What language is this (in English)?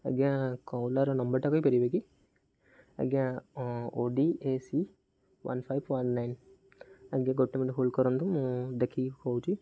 Odia